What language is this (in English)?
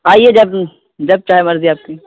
Urdu